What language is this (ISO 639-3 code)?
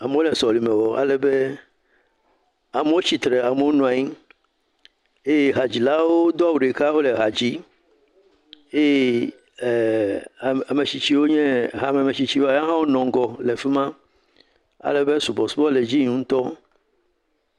ewe